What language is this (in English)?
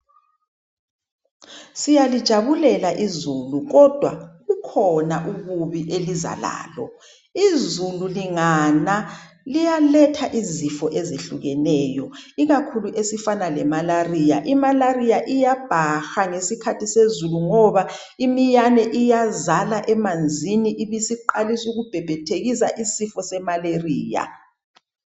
North Ndebele